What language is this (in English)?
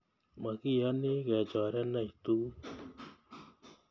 Kalenjin